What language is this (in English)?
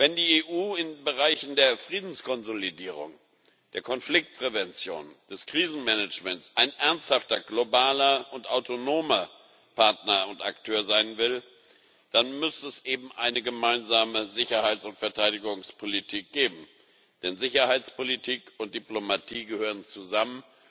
German